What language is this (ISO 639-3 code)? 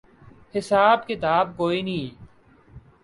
urd